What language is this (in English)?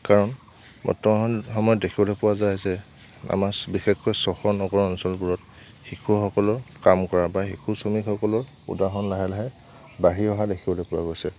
Assamese